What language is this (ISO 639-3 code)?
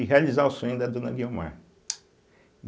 por